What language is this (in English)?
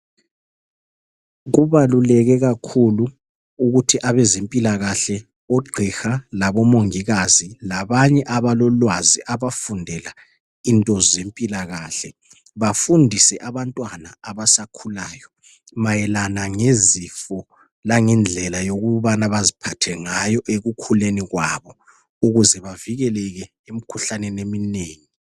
North Ndebele